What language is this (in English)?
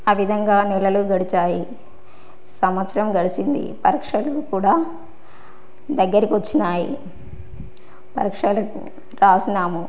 Telugu